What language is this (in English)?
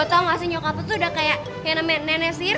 Indonesian